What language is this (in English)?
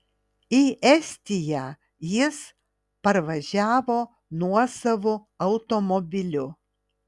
Lithuanian